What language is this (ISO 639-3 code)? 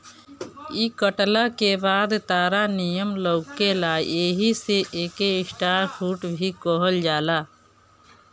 bho